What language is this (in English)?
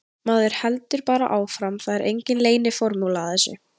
Icelandic